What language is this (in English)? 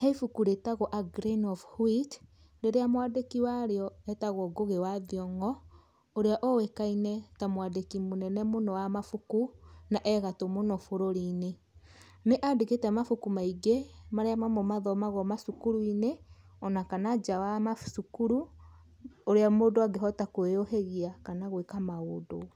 Kikuyu